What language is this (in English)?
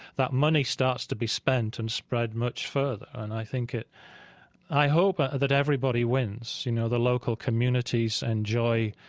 English